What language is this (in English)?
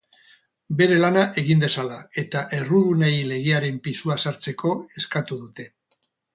Basque